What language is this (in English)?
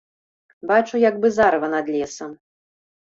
Belarusian